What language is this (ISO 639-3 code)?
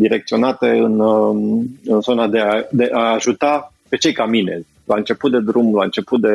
ron